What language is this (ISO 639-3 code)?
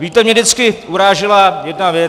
ces